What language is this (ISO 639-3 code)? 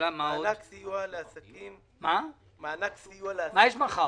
heb